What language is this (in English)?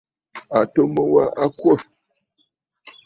Bafut